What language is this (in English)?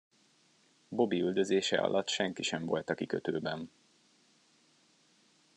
Hungarian